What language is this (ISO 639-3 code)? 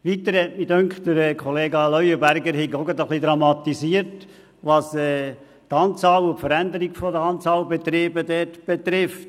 gsw